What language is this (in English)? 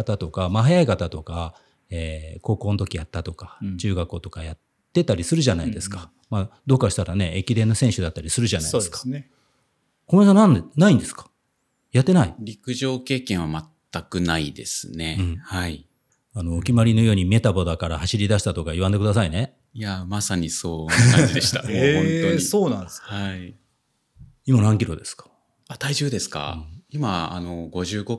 Japanese